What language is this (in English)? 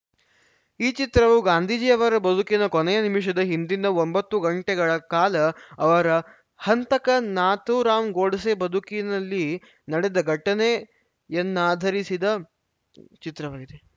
Kannada